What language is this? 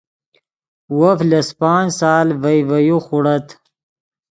Yidgha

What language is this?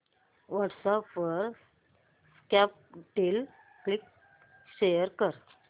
Marathi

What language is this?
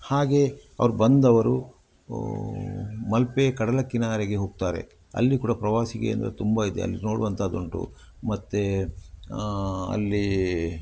Kannada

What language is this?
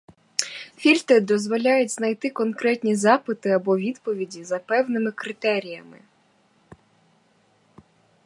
Ukrainian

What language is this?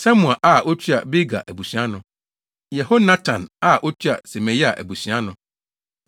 Akan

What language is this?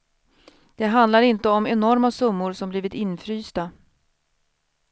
Swedish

